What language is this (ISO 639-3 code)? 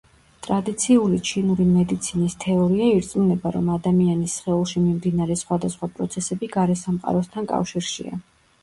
kat